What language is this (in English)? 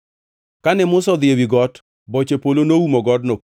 Luo (Kenya and Tanzania)